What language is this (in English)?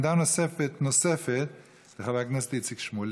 Hebrew